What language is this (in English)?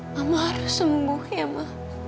Indonesian